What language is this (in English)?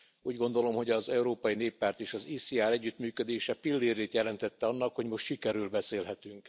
Hungarian